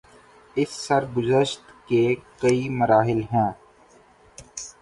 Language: Urdu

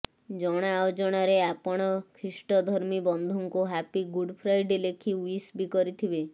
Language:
Odia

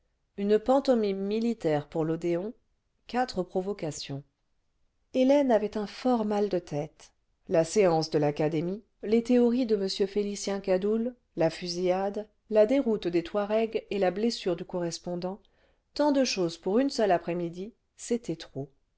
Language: French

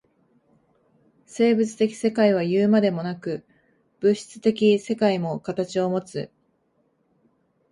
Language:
Japanese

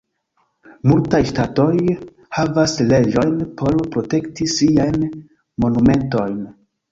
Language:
Esperanto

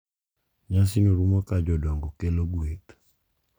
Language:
Luo (Kenya and Tanzania)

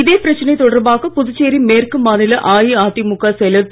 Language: Tamil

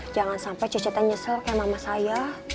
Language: Indonesian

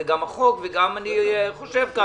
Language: Hebrew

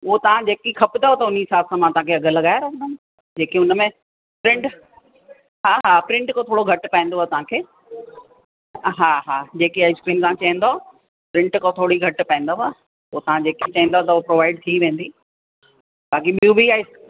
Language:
Sindhi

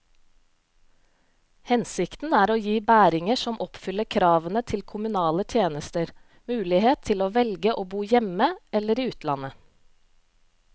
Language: Norwegian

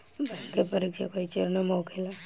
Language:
Bhojpuri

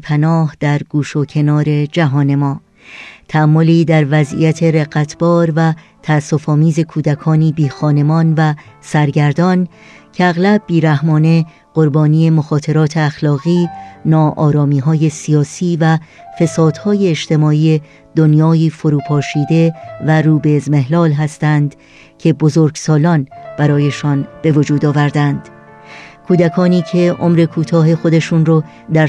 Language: Persian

